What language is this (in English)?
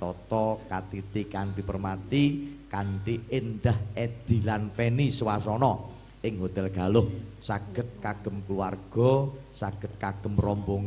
Indonesian